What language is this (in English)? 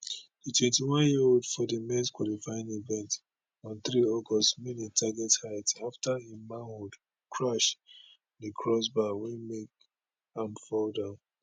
Nigerian Pidgin